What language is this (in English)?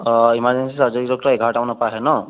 Assamese